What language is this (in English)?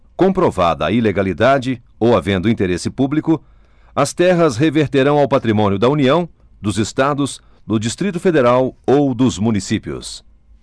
Portuguese